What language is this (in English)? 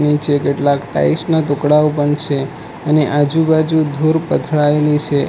Gujarati